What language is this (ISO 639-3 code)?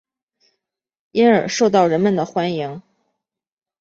zho